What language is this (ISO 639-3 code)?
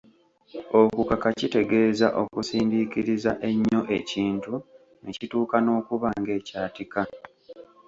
lug